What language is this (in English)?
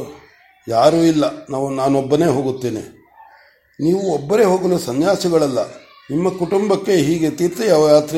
Kannada